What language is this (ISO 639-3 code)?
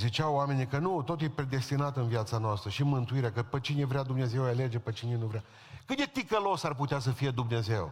ron